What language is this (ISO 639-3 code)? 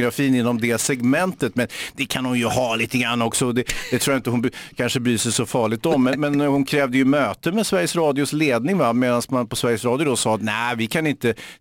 swe